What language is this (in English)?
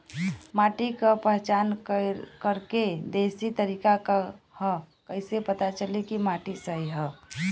Bhojpuri